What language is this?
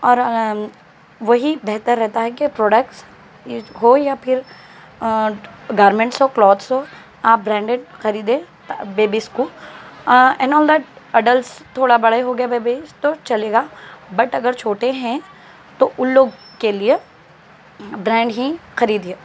Urdu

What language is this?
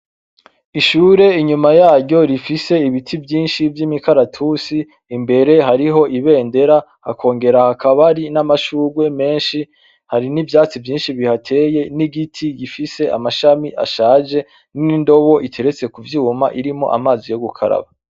Rundi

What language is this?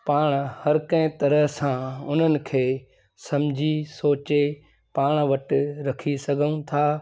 Sindhi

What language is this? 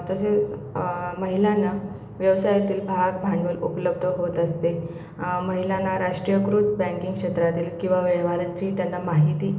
Marathi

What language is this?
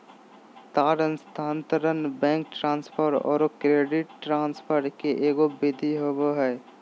Magahi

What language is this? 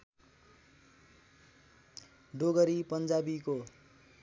Nepali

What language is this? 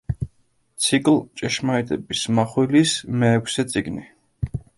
Georgian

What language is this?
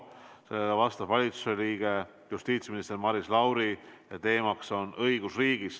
Estonian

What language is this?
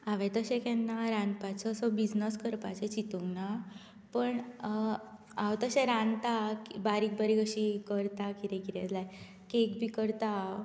Konkani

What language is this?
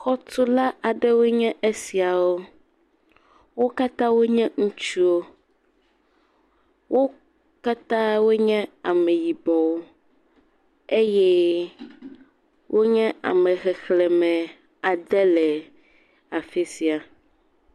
Ewe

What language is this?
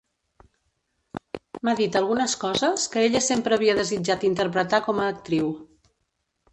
Catalan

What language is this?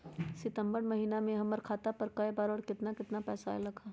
Magahi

